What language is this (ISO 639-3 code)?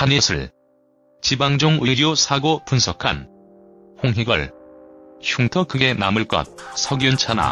kor